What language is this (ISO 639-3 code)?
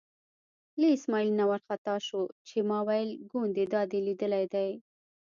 pus